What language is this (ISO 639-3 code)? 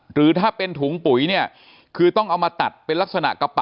tha